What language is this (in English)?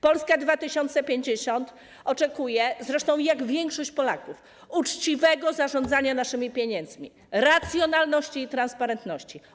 Polish